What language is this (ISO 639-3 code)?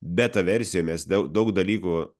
lit